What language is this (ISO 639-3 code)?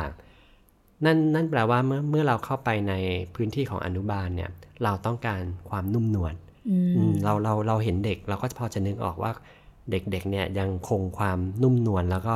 tha